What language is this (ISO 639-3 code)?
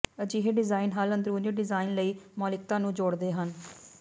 pan